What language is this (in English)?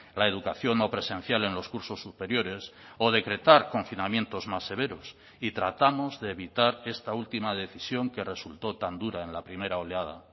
Spanish